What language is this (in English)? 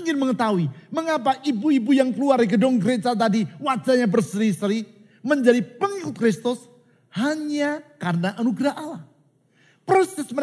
Indonesian